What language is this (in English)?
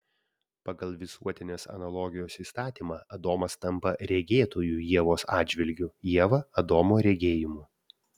Lithuanian